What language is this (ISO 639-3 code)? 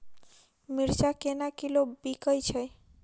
mai